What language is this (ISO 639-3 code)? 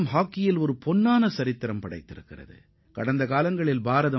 tam